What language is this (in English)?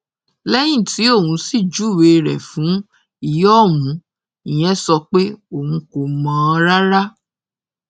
Yoruba